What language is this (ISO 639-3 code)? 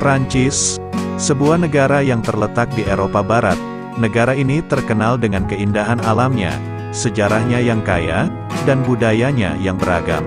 ind